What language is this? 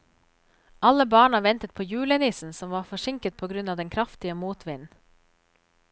Norwegian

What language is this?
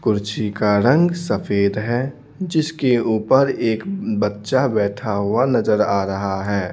Hindi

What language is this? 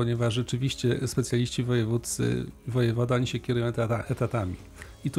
Polish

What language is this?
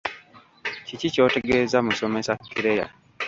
Ganda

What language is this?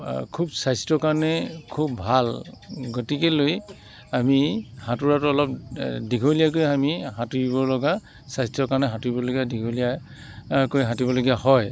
Assamese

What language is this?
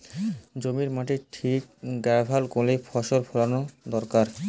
Bangla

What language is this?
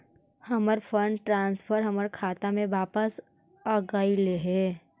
Magahi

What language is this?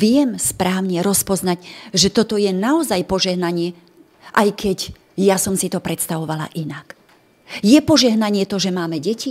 Slovak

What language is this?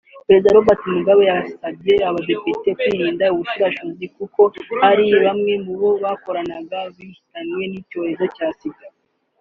Kinyarwanda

